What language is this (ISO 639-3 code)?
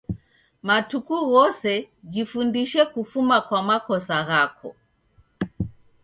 dav